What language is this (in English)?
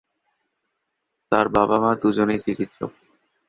Bangla